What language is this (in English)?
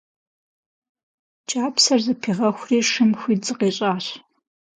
Kabardian